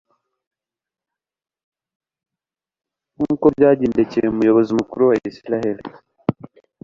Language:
Kinyarwanda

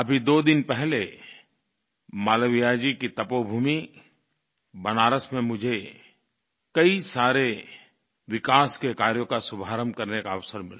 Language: Hindi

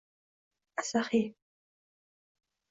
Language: Uzbek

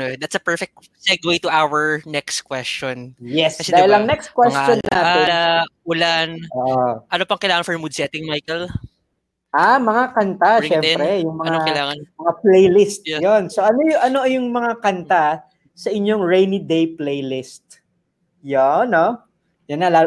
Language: Filipino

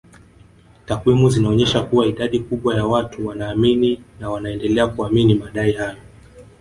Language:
Swahili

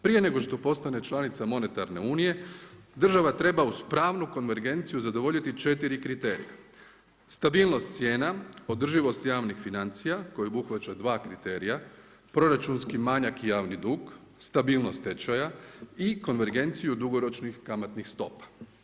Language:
Croatian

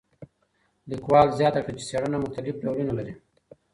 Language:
Pashto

